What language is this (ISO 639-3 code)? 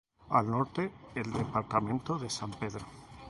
spa